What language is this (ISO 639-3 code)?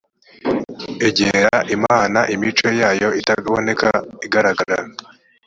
kin